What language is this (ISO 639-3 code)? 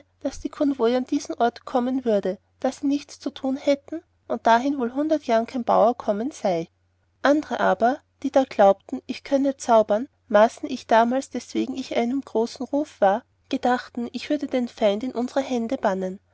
deu